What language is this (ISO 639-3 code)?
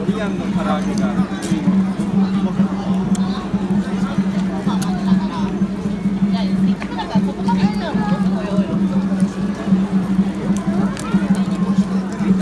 vie